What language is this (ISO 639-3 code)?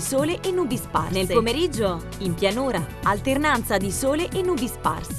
ita